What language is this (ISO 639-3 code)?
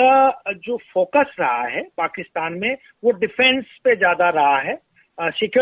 hin